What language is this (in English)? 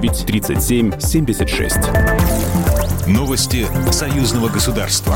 Russian